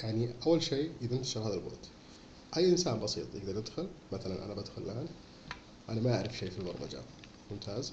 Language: Arabic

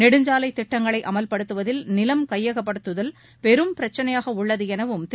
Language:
Tamil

